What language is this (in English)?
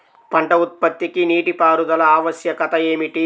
Telugu